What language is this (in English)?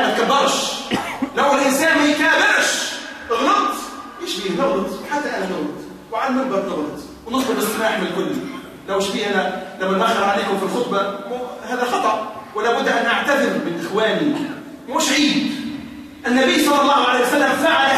Arabic